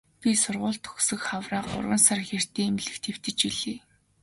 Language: Mongolian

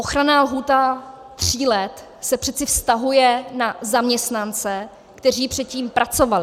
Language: Czech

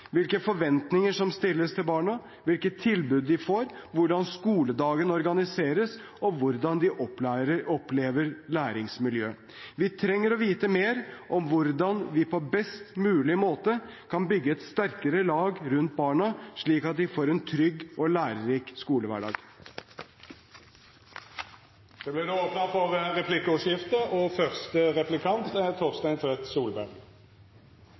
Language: Norwegian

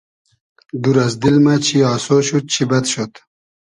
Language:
Hazaragi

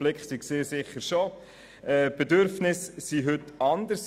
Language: Swiss German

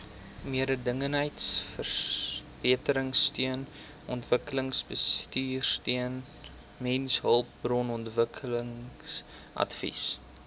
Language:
Afrikaans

